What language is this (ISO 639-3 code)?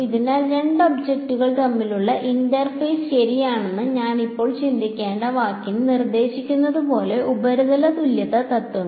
mal